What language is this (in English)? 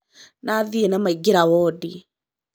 Kikuyu